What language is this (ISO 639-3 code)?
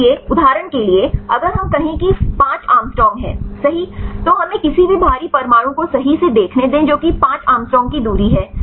hin